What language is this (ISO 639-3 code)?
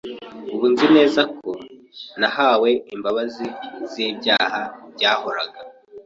kin